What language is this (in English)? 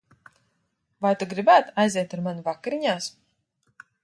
Latvian